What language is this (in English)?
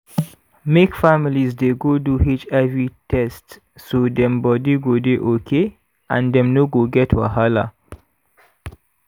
Nigerian Pidgin